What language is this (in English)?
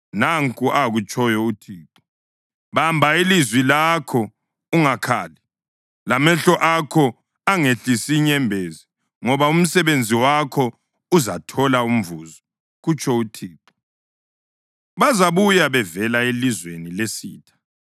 North Ndebele